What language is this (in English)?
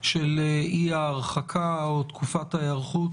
Hebrew